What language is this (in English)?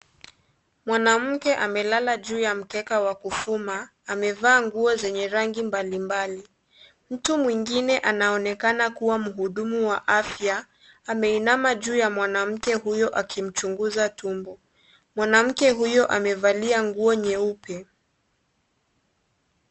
Swahili